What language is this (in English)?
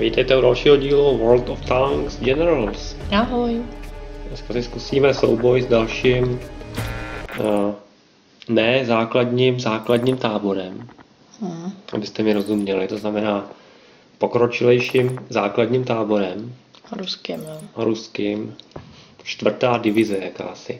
Czech